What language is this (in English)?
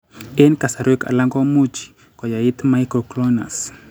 Kalenjin